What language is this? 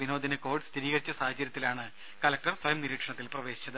Malayalam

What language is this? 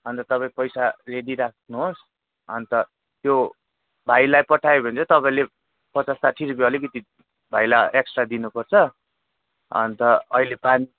Nepali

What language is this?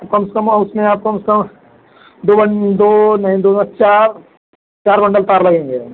Hindi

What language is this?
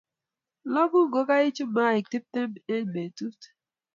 Kalenjin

